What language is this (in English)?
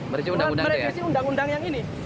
Indonesian